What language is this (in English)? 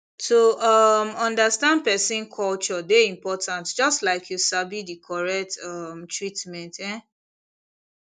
Nigerian Pidgin